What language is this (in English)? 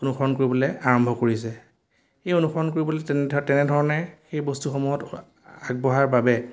Assamese